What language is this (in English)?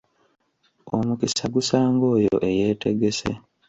Ganda